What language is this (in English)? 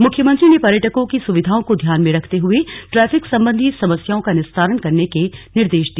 Hindi